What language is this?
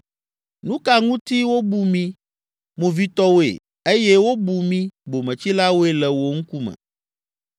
Ewe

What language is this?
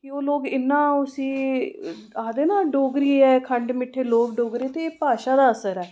Dogri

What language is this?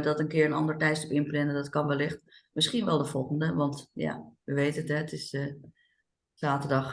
Dutch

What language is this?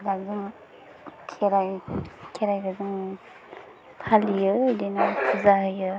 Bodo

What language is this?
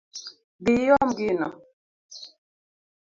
Luo (Kenya and Tanzania)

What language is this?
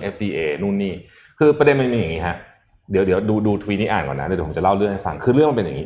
Thai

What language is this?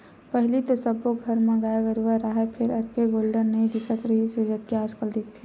Chhattisgarhi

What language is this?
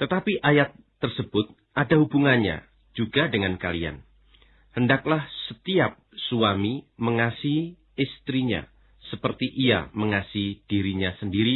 Indonesian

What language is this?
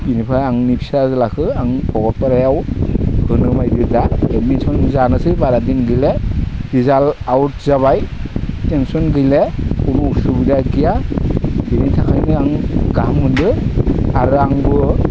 Bodo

